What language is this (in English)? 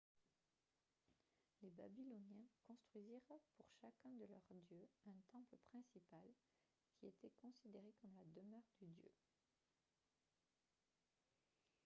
French